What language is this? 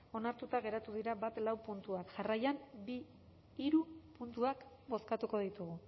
Basque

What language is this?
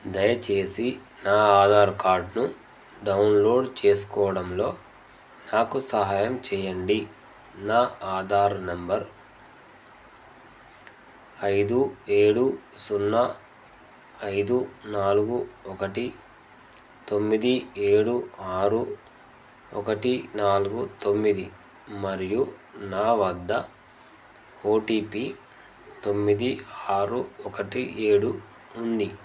Telugu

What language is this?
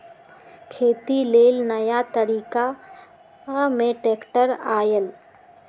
Magahi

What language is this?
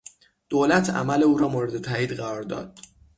Persian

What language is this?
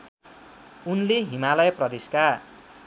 Nepali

